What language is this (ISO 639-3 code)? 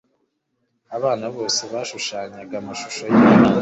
kin